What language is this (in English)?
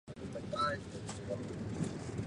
Chinese